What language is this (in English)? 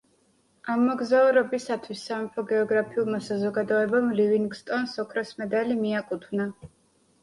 Georgian